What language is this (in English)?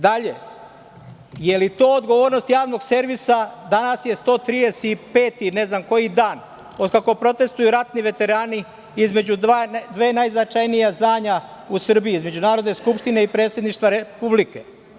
Serbian